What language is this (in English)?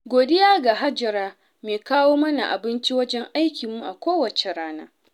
Hausa